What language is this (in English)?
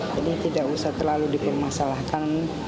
Indonesian